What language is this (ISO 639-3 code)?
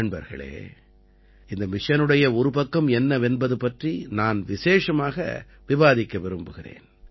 tam